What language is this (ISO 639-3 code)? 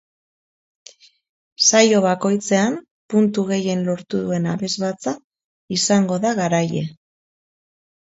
eus